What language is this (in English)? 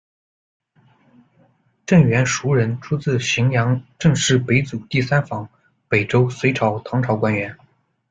Chinese